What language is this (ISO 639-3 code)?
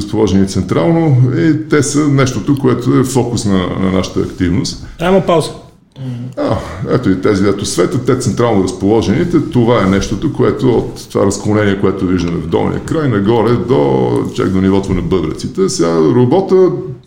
bul